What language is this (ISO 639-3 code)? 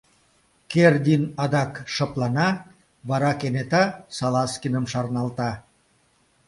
chm